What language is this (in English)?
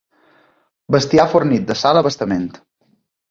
Catalan